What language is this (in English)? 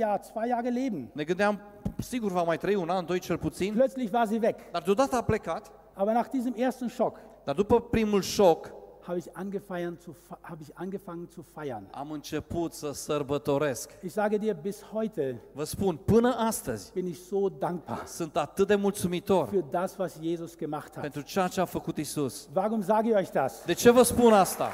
Romanian